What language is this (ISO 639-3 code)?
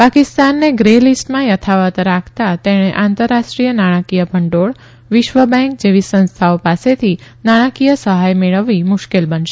guj